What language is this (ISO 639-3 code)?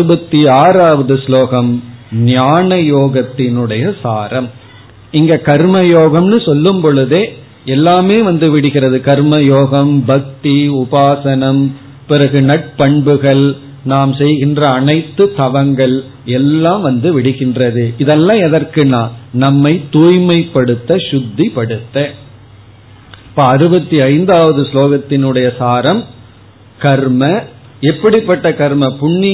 tam